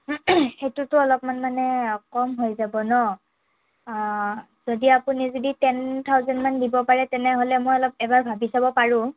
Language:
Assamese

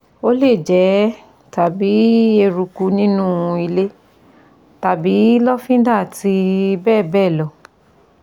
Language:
Yoruba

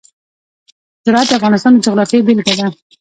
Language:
Pashto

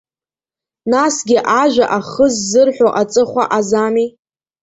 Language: Abkhazian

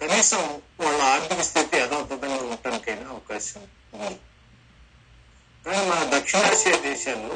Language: Telugu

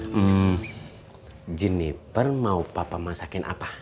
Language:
Indonesian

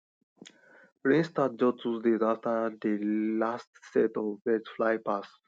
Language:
Nigerian Pidgin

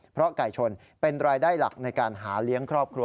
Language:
Thai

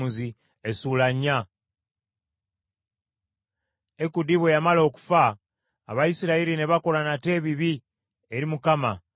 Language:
Ganda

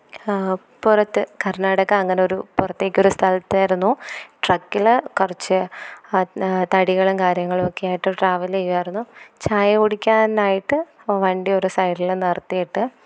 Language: Malayalam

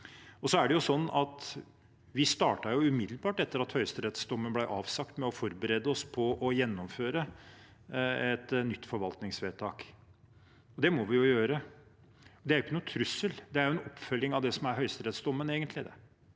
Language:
Norwegian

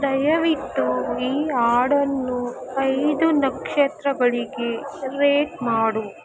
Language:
Kannada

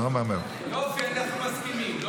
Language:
Hebrew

